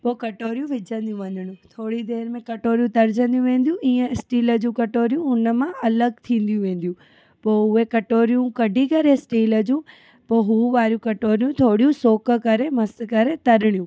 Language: Sindhi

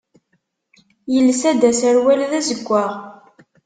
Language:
Kabyle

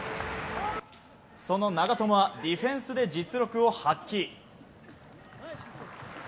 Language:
Japanese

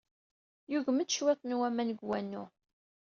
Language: Kabyle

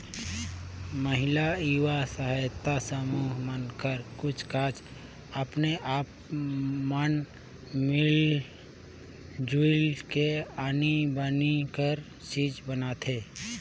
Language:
Chhattisgarhi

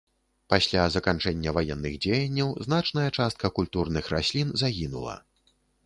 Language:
Belarusian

